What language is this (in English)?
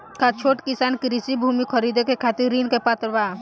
Bhojpuri